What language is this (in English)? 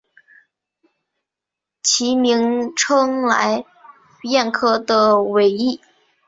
Chinese